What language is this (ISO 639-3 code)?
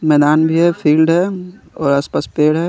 hin